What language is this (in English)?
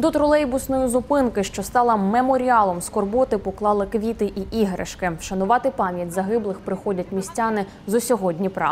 Ukrainian